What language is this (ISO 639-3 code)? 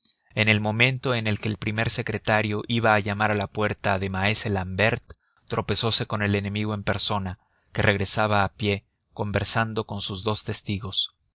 spa